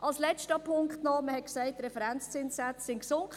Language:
Swiss German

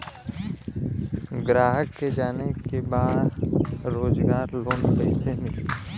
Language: Bhojpuri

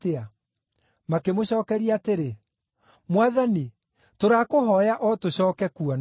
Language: Kikuyu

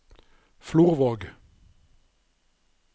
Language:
Norwegian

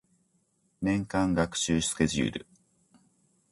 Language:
Japanese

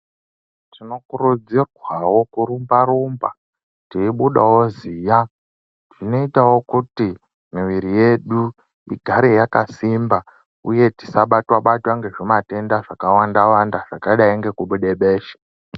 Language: Ndau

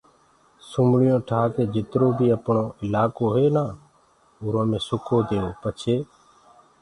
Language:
Gurgula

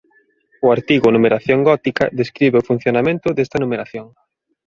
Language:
Galician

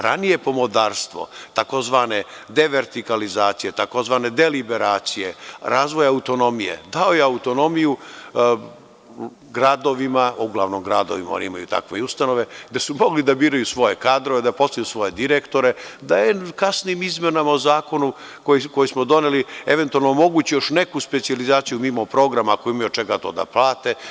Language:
Serbian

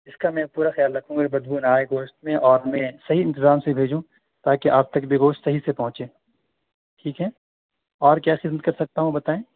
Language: Urdu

